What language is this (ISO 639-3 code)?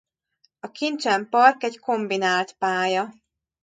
hun